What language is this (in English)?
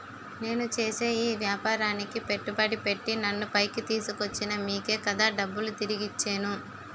Telugu